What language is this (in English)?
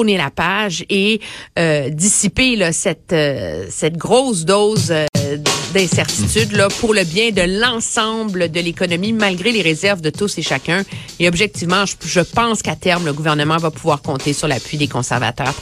French